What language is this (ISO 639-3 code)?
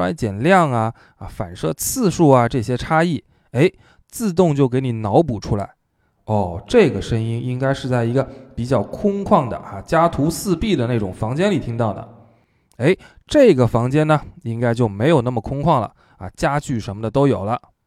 zho